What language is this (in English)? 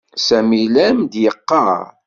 Kabyle